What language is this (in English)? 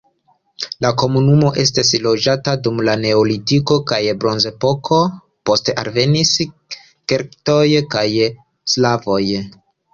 Esperanto